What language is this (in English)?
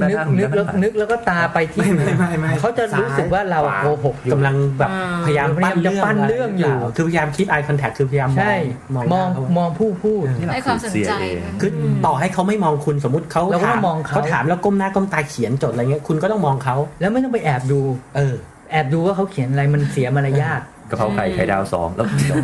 Thai